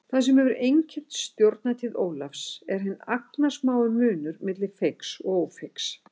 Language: Icelandic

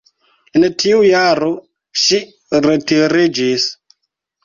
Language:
Esperanto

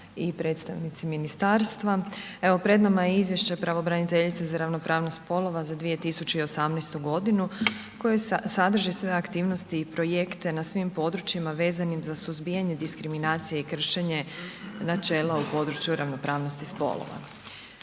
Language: Croatian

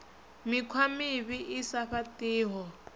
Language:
Venda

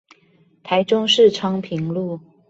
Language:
Chinese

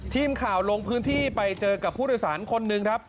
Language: Thai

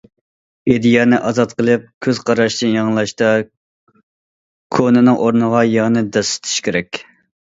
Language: Uyghur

